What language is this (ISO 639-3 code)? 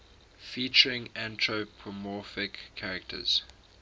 eng